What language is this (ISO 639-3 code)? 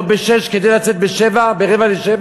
heb